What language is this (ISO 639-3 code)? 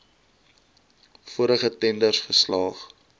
afr